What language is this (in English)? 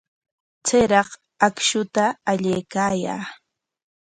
Corongo Ancash Quechua